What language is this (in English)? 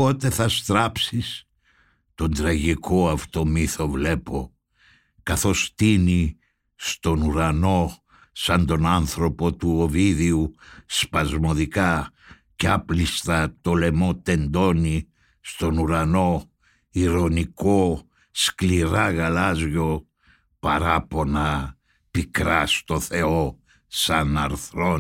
Greek